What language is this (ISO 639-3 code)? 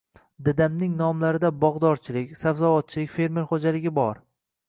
uzb